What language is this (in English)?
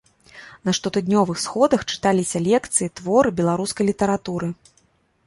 Belarusian